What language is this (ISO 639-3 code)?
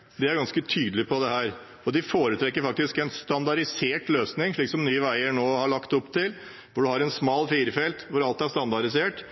nob